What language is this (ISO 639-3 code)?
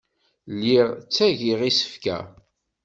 kab